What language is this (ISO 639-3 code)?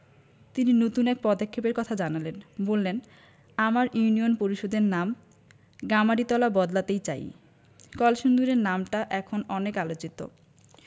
ben